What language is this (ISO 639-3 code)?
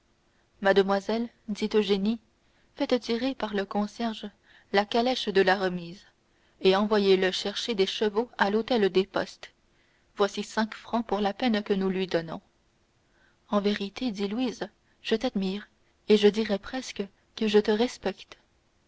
fra